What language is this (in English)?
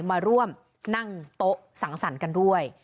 Thai